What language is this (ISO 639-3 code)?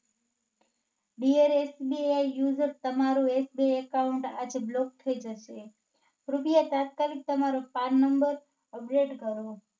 guj